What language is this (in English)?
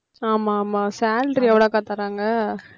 Tamil